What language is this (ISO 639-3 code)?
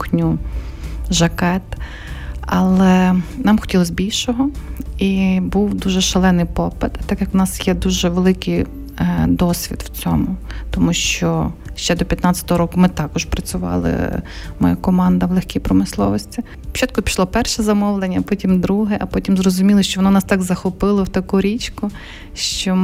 ukr